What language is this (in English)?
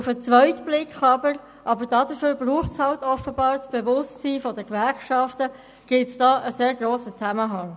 Swiss German